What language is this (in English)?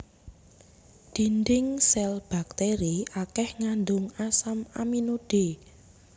Javanese